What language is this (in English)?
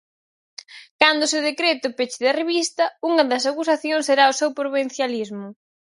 Galician